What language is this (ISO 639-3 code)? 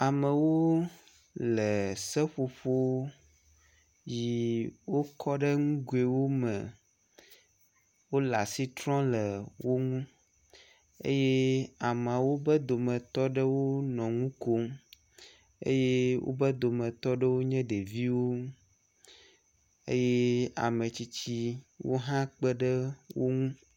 ewe